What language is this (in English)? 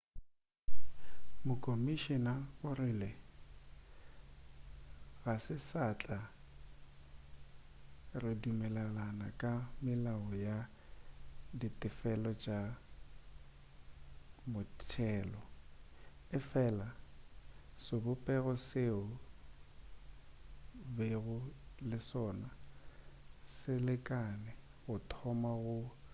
Northern Sotho